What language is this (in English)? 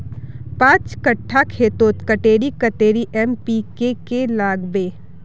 Magahi